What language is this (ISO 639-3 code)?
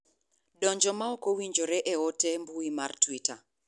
luo